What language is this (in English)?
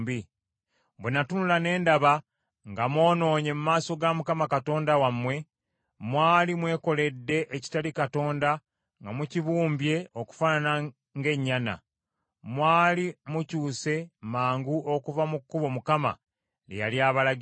Ganda